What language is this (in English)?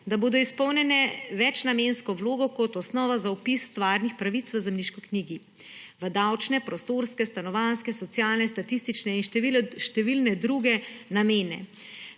Slovenian